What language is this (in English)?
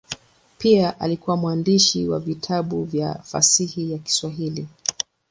Swahili